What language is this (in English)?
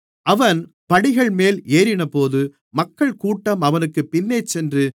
Tamil